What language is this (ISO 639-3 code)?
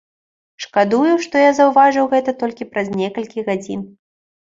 bel